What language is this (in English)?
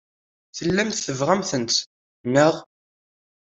Kabyle